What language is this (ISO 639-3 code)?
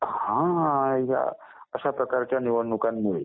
mar